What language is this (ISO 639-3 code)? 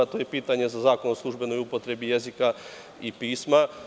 srp